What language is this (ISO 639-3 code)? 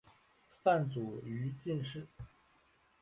zho